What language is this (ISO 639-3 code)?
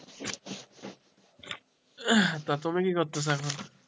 ben